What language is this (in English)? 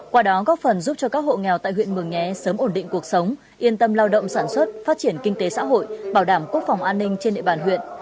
Vietnamese